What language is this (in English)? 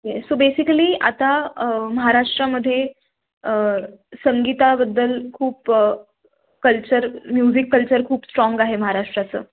Marathi